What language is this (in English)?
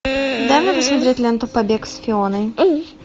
Russian